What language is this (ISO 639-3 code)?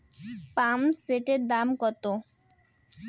ben